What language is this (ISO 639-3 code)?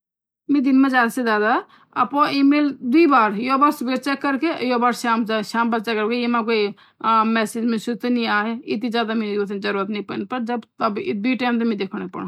gbm